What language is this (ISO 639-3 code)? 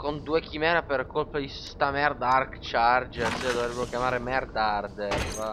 ita